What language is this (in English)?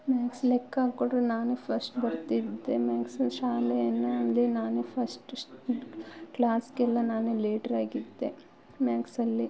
Kannada